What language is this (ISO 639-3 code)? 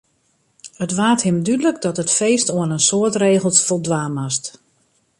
fry